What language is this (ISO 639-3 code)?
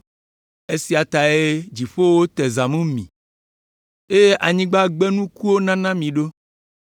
ewe